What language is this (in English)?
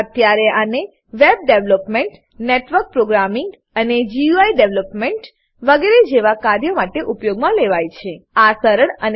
Gujarati